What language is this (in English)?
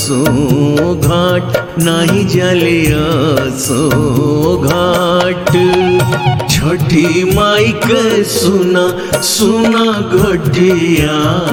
Hindi